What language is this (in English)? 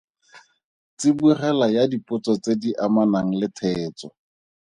Tswana